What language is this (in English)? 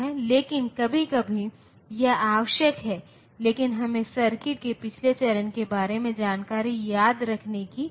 Hindi